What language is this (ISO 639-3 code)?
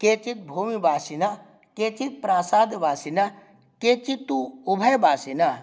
san